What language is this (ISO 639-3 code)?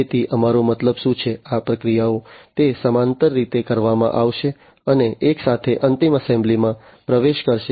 guj